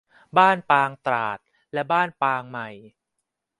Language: Thai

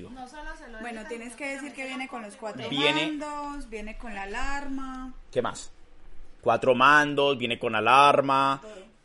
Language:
Spanish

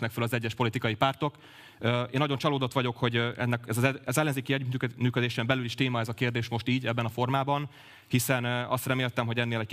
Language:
Hungarian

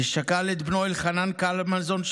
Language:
Hebrew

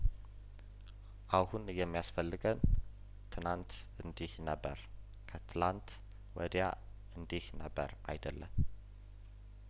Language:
Amharic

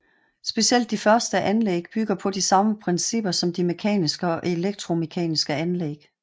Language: Danish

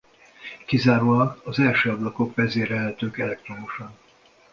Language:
Hungarian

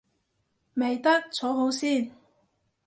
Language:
Cantonese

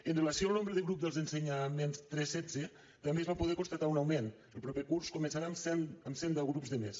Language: Catalan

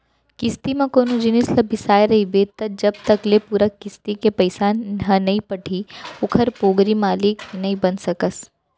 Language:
Chhattisgarhi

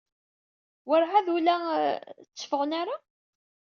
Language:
Kabyle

